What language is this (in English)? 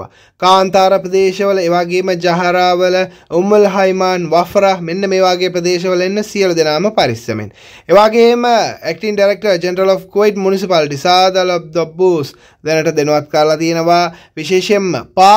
Arabic